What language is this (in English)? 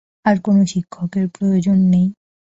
Bangla